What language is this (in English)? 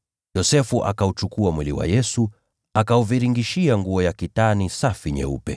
Swahili